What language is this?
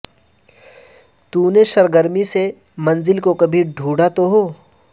Urdu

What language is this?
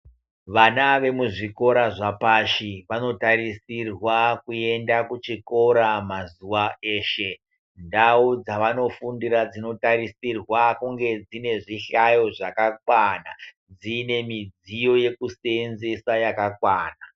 Ndau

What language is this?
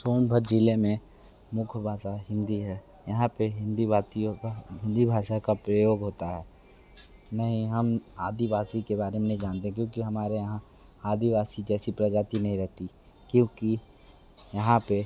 Hindi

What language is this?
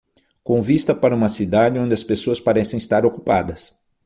Portuguese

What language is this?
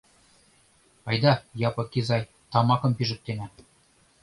Mari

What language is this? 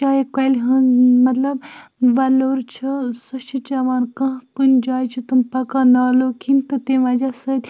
Kashmiri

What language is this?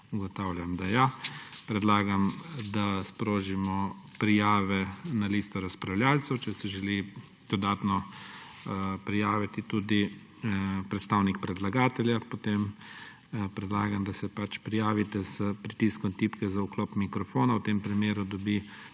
Slovenian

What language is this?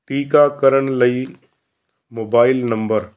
Punjabi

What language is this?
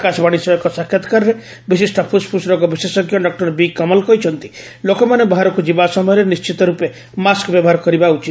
Odia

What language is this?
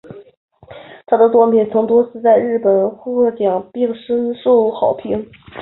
Chinese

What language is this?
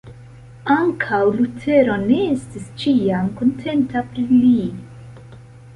Esperanto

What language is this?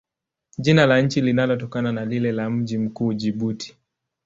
Swahili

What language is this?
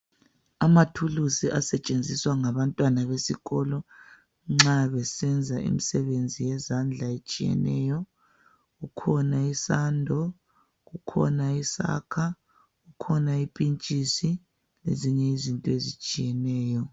North Ndebele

